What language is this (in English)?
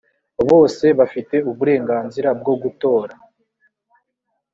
Kinyarwanda